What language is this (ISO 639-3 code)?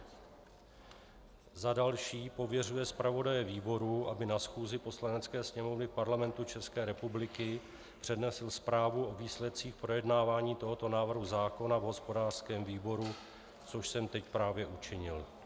ces